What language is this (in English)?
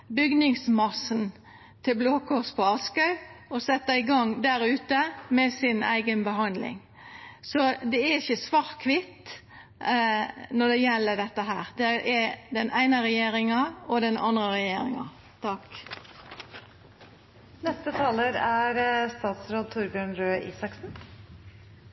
Norwegian